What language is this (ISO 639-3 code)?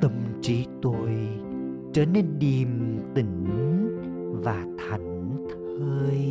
vie